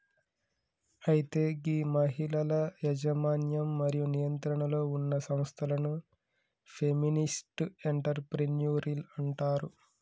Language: Telugu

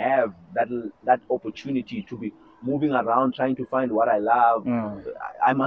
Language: English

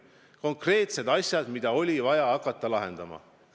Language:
Estonian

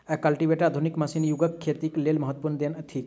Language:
Maithili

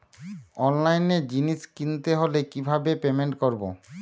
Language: Bangla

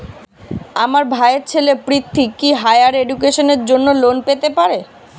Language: Bangla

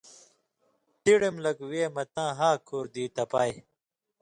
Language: Indus Kohistani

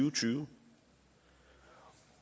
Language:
Danish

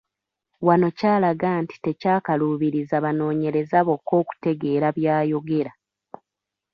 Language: Ganda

